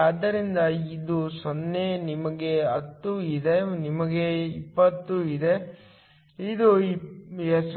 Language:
Kannada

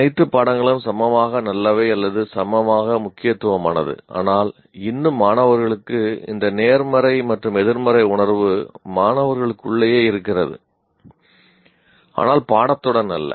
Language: Tamil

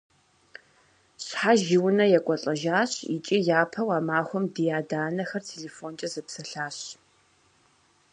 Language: Kabardian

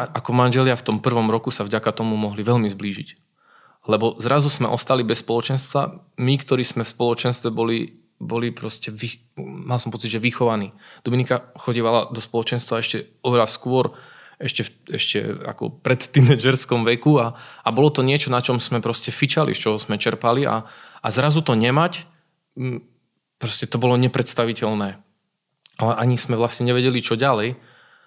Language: Slovak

